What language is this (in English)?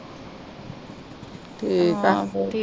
Punjabi